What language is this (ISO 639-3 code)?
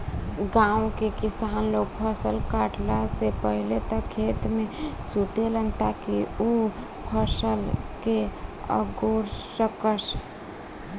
bho